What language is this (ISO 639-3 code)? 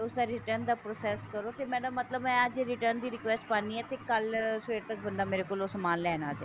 pan